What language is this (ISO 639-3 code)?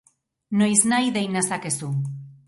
eus